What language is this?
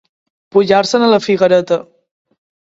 Catalan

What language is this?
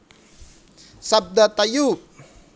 Javanese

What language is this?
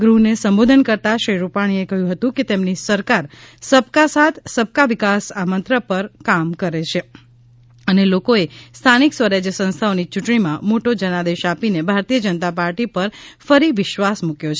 Gujarati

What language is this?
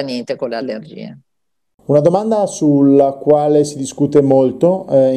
Italian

